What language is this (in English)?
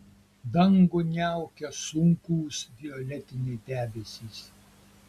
Lithuanian